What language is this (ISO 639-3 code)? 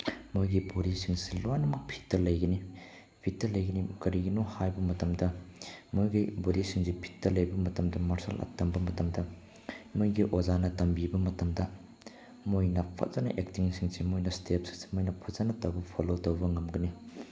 mni